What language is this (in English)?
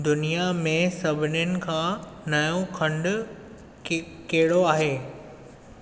Sindhi